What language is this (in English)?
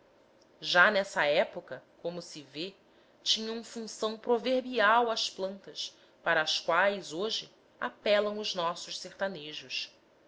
Portuguese